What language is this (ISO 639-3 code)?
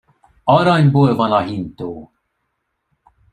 hun